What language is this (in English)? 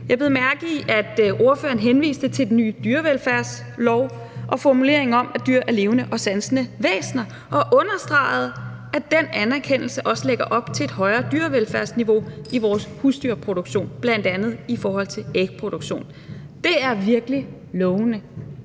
Danish